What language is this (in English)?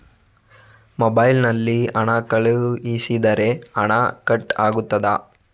Kannada